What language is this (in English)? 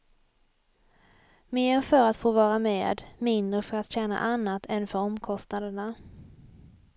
Swedish